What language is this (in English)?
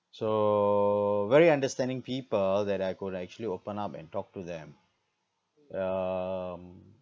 English